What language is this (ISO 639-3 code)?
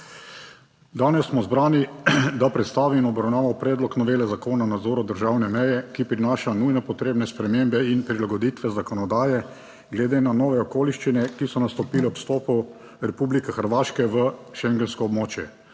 slv